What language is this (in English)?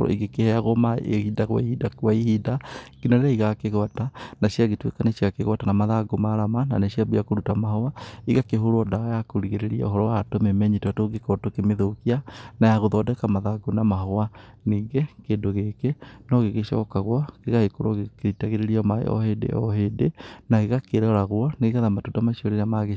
Kikuyu